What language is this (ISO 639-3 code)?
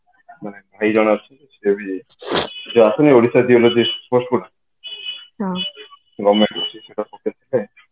ori